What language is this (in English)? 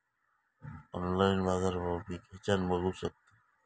Marathi